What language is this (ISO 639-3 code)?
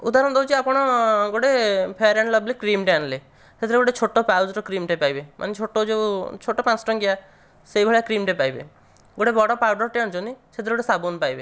ori